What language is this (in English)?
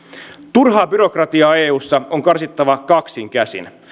Finnish